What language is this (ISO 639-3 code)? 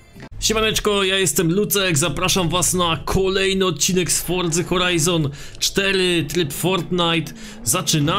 pol